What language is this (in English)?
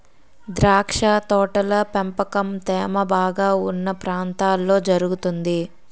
Telugu